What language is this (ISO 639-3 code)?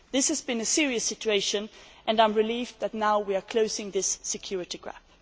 eng